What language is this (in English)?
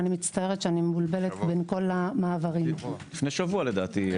Hebrew